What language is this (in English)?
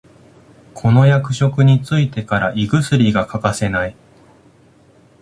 Japanese